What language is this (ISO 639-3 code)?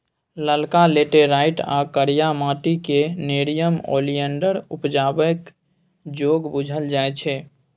mai